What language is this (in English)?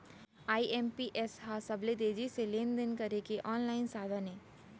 Chhattisgarhi